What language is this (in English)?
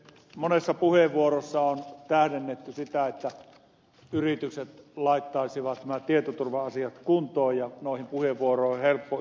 Finnish